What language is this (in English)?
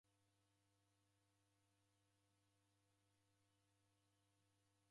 Taita